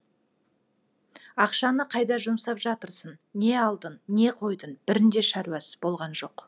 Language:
Kazakh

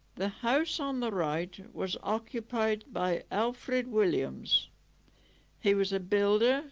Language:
English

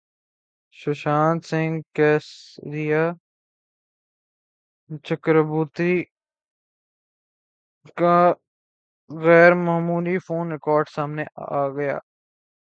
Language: Urdu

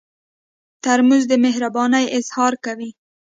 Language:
Pashto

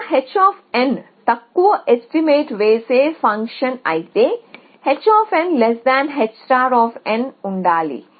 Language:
Telugu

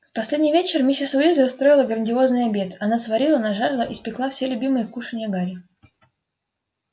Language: Russian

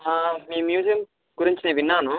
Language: Telugu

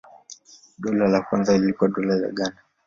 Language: Swahili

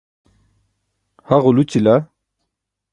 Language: Burushaski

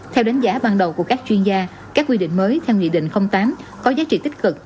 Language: Vietnamese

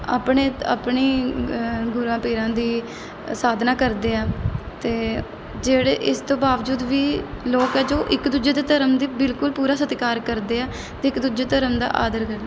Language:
Punjabi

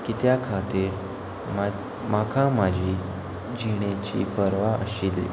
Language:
Konkani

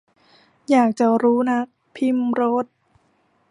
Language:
Thai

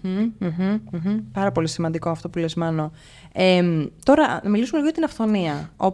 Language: Greek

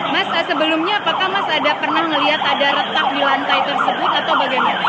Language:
Indonesian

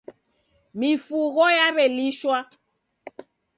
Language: Taita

